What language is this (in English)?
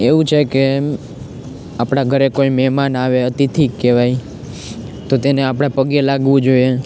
Gujarati